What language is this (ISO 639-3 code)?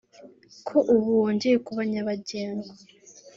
kin